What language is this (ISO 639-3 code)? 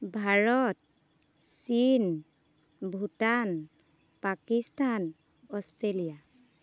asm